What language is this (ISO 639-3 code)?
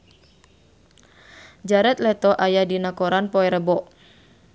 sun